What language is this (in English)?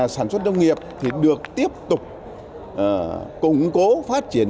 Vietnamese